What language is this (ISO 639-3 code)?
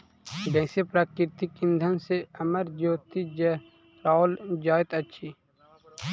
mai